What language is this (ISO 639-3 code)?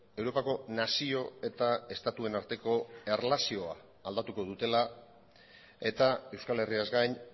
eus